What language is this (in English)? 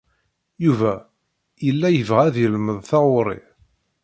Kabyle